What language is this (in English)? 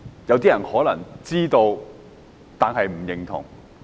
Cantonese